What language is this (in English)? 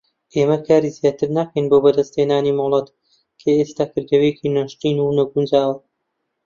Central Kurdish